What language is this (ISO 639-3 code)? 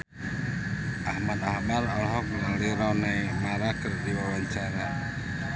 sun